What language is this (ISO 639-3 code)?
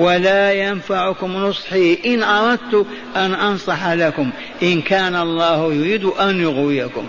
ara